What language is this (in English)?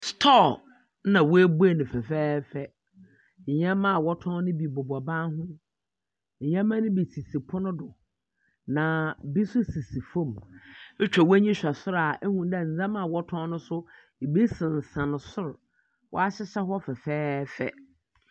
Akan